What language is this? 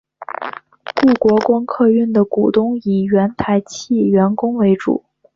Chinese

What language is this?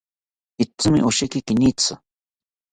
South Ucayali Ashéninka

